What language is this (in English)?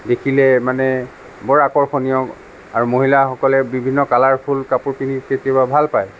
Assamese